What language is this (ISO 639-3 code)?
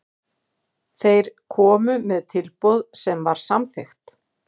isl